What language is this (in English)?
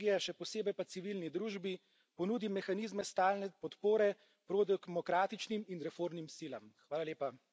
Slovenian